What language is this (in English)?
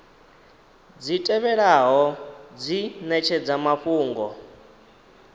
Venda